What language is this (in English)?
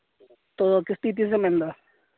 Santali